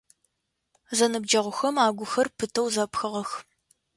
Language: Adyghe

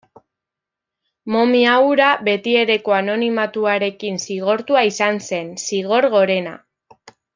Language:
Basque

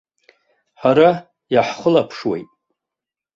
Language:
Abkhazian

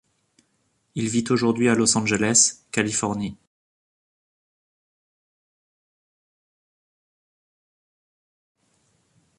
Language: French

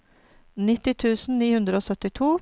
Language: Norwegian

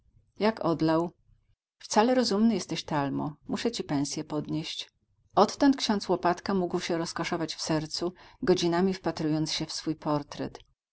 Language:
Polish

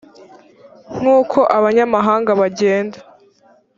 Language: Kinyarwanda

